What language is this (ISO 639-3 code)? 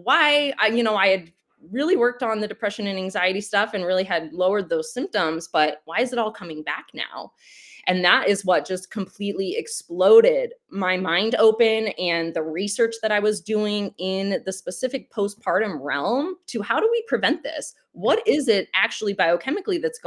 eng